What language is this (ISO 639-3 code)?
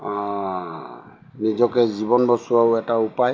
asm